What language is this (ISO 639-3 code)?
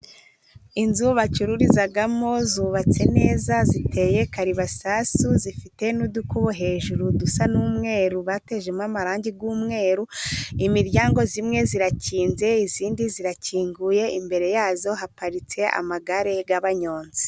kin